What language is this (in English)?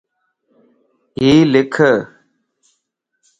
Lasi